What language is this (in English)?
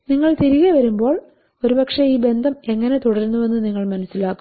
Malayalam